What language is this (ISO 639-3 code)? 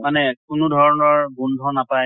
asm